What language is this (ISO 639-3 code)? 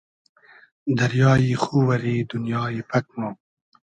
haz